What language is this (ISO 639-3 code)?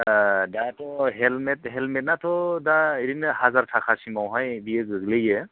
brx